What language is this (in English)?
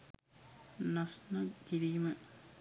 Sinhala